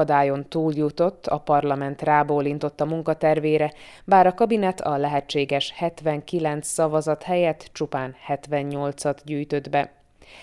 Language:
Hungarian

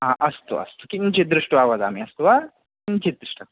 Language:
Sanskrit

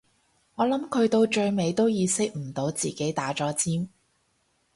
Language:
Cantonese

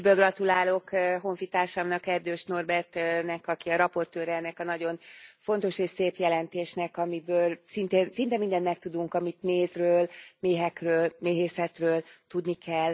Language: Hungarian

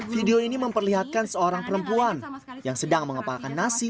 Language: Indonesian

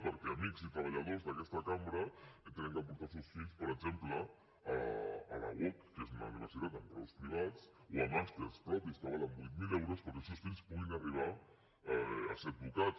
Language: Catalan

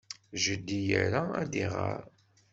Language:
Kabyle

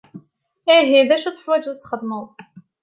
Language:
Kabyle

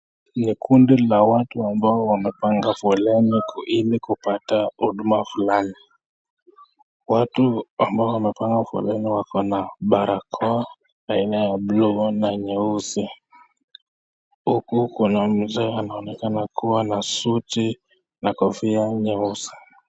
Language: Swahili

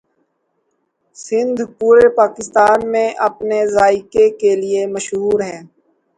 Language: Urdu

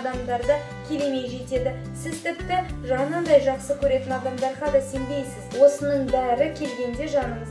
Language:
Russian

